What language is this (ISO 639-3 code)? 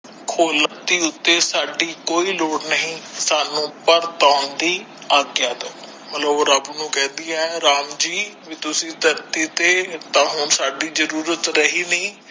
pan